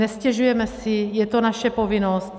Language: Czech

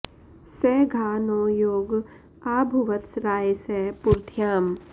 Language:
Sanskrit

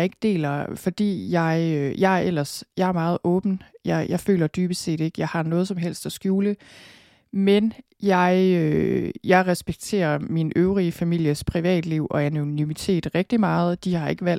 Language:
Danish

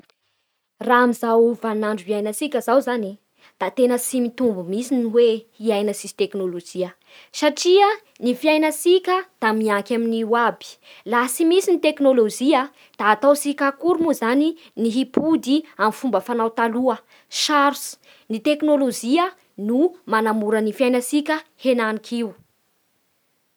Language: Bara Malagasy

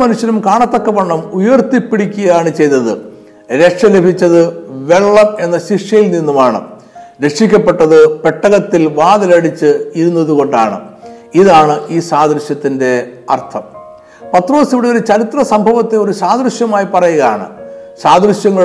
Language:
Malayalam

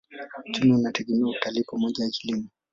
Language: Swahili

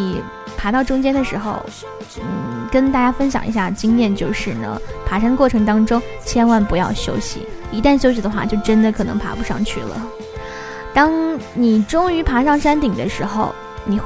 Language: Chinese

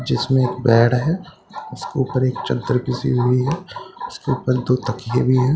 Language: Hindi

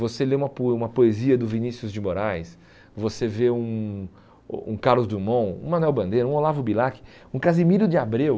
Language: Portuguese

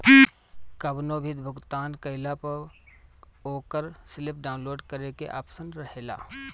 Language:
Bhojpuri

